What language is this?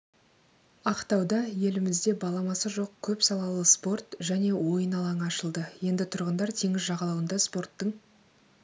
Kazakh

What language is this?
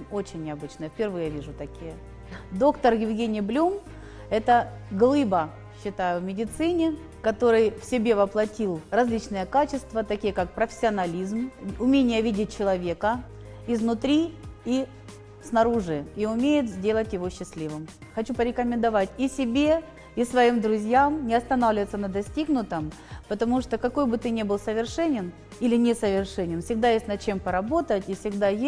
Russian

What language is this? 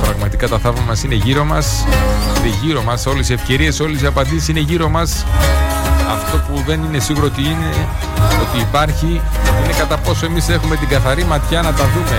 Greek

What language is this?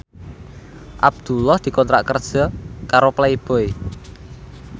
Javanese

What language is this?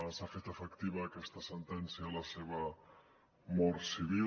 Catalan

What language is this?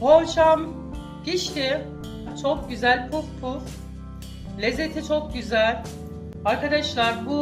Turkish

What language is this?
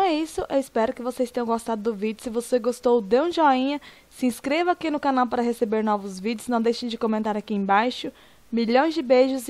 Portuguese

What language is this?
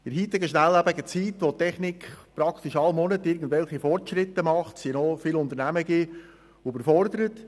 Swiss German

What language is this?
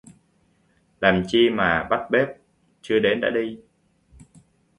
Vietnamese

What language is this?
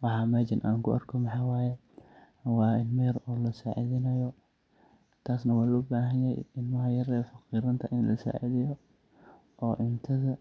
Somali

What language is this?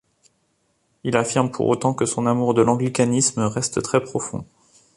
French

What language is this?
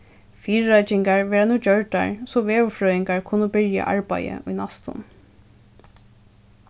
Faroese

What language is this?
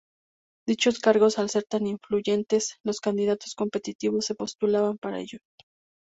Spanish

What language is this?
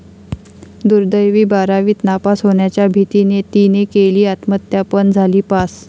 Marathi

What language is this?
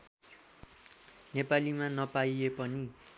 Nepali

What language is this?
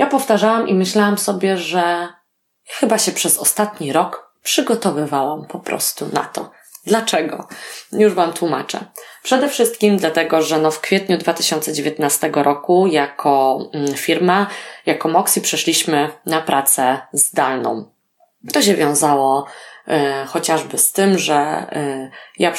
Polish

